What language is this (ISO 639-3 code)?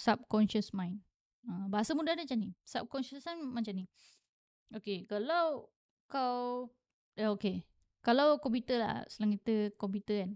msa